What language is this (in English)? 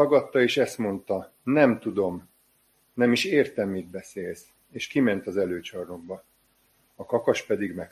Hungarian